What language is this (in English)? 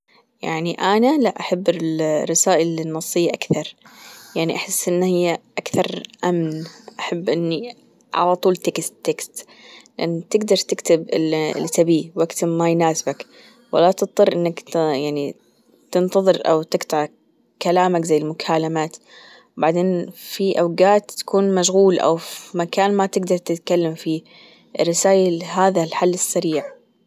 Gulf Arabic